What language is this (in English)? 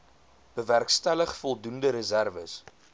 Afrikaans